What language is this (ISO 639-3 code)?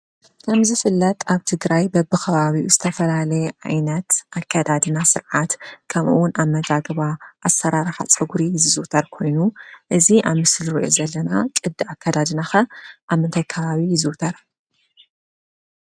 tir